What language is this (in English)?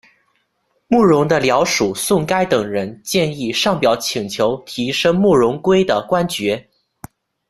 Chinese